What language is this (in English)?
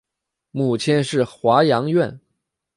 Chinese